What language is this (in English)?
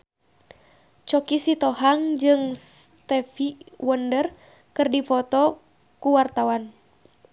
Sundanese